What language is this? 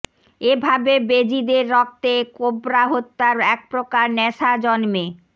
Bangla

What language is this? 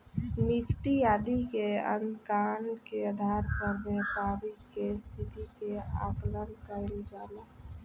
Bhojpuri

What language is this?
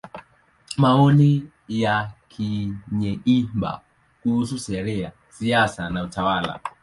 Swahili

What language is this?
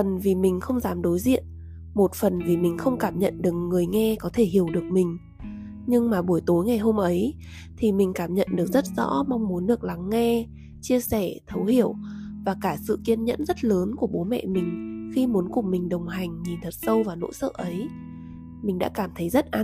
Vietnamese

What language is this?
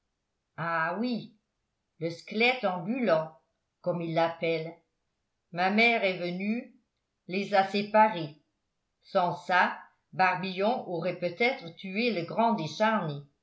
French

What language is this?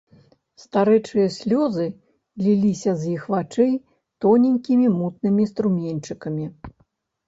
Belarusian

